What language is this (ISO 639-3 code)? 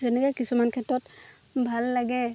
asm